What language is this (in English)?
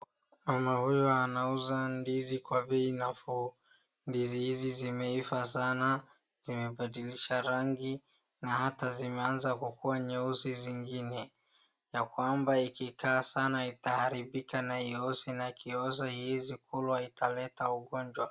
Swahili